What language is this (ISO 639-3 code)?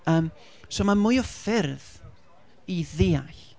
cym